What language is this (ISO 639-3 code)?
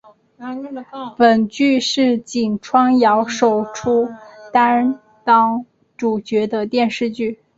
zho